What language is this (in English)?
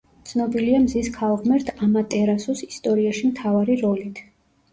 Georgian